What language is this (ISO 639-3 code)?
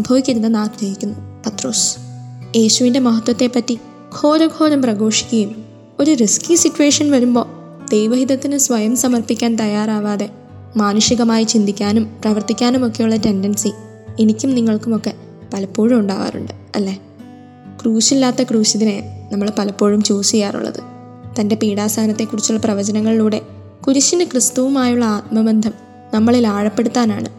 mal